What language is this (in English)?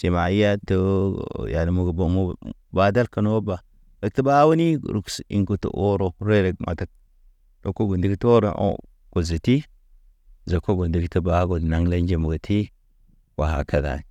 Naba